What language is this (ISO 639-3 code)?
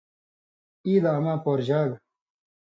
mvy